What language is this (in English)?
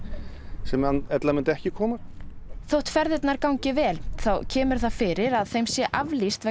Icelandic